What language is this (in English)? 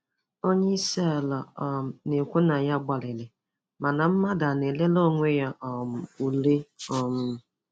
Igbo